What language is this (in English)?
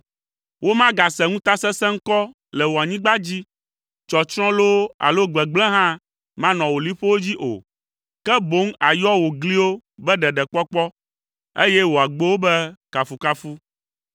Ewe